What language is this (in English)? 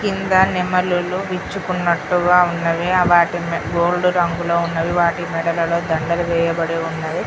Telugu